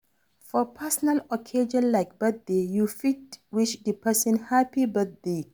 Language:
Nigerian Pidgin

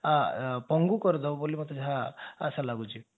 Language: Odia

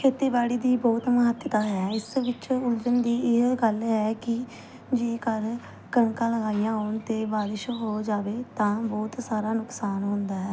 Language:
Punjabi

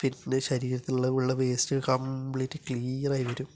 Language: Malayalam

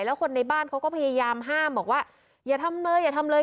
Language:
Thai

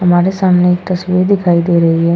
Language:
Hindi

